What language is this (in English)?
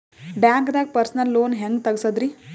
Kannada